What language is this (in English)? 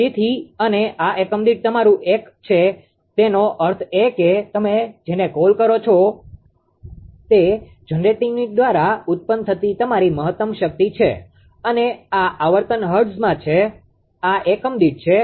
Gujarati